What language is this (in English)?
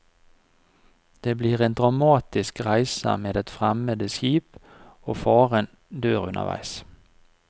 Norwegian